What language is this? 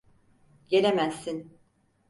Turkish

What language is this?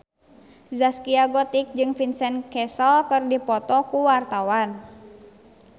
Sundanese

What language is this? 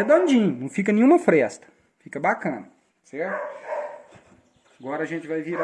Portuguese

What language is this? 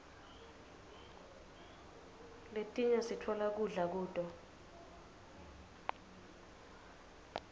Swati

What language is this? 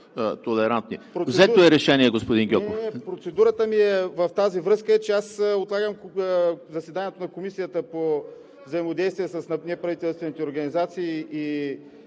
Bulgarian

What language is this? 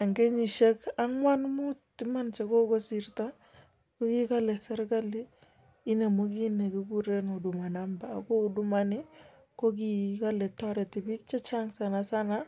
Kalenjin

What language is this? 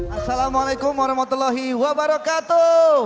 Indonesian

